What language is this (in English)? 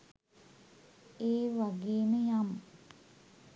Sinhala